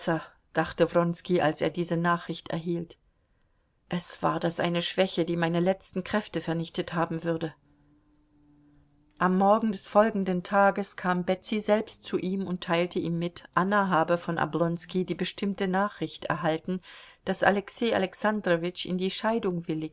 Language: German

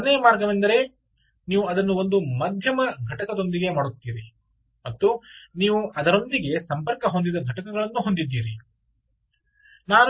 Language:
Kannada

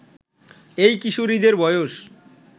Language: Bangla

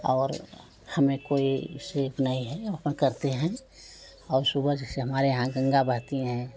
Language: Hindi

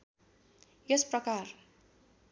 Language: Nepali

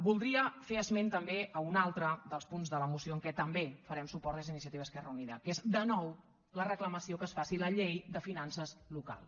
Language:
Catalan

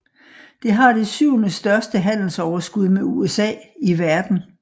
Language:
Danish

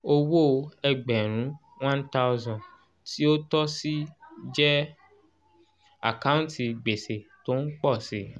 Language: Yoruba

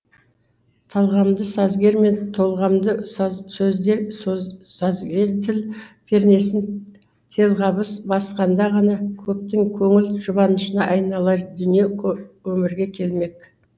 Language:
Kazakh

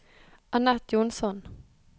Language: Norwegian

